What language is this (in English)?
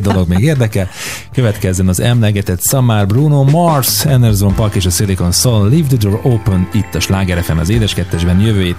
Hungarian